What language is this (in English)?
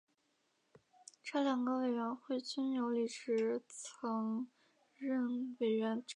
Chinese